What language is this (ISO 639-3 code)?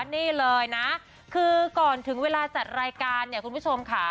tha